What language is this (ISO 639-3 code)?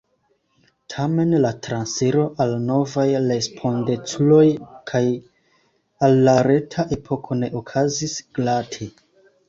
epo